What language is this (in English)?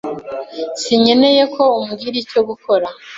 Kinyarwanda